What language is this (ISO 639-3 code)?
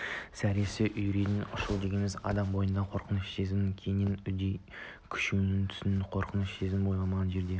kaz